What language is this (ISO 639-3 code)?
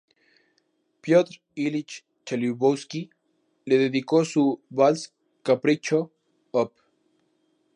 spa